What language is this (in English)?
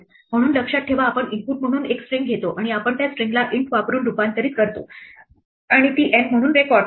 Marathi